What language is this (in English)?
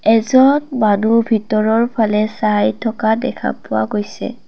Assamese